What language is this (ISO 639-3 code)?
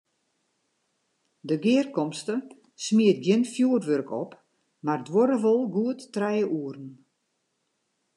fry